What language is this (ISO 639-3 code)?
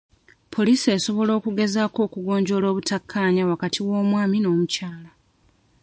lug